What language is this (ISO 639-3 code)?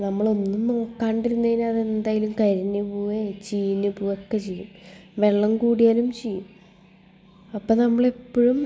mal